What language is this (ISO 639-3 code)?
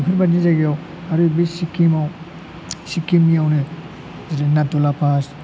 brx